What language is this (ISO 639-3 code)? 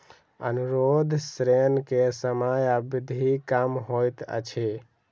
mai